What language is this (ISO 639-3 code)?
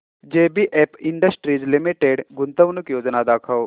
mar